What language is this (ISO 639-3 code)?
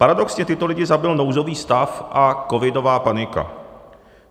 ces